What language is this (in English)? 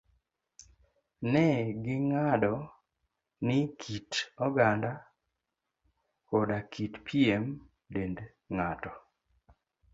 Luo (Kenya and Tanzania)